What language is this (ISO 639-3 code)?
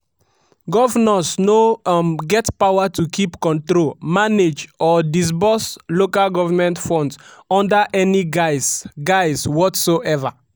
pcm